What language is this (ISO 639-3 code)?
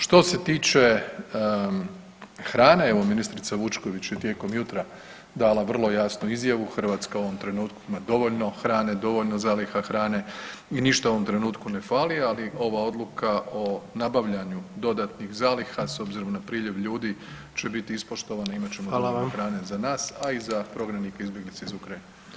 hrv